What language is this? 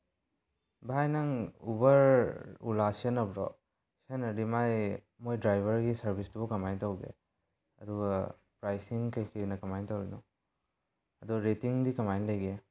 Manipuri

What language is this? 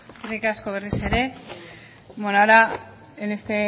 Basque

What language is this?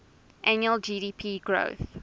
English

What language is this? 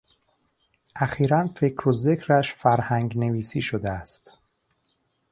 Persian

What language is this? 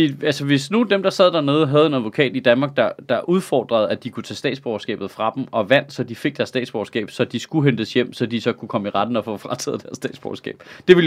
Danish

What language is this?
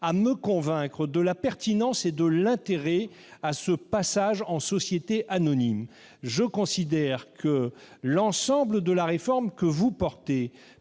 French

